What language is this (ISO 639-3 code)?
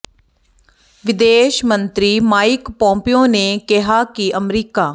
pan